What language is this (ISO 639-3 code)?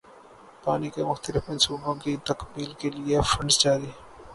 urd